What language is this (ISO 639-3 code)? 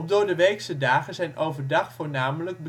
nld